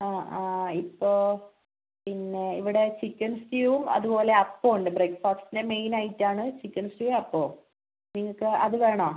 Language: Malayalam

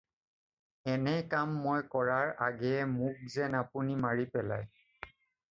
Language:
Assamese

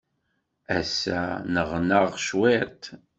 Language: Kabyle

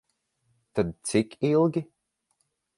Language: Latvian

